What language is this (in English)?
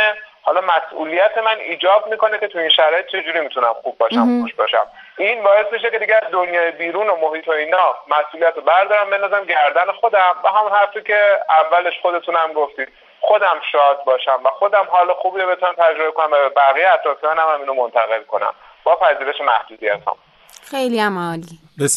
Persian